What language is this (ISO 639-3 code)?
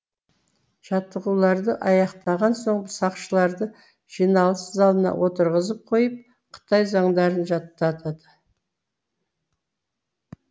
kaz